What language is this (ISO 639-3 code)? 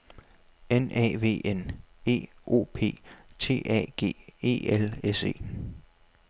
dan